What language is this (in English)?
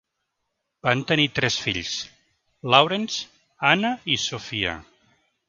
Catalan